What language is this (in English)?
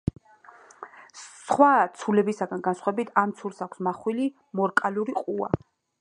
Georgian